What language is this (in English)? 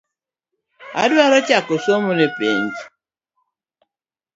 Luo (Kenya and Tanzania)